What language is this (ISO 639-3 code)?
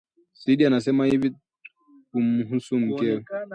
swa